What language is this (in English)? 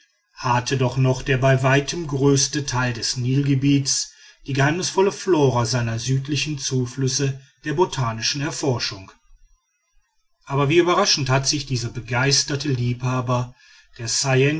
German